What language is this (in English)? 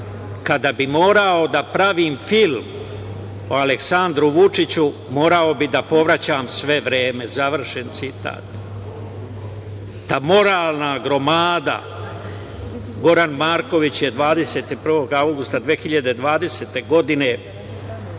Serbian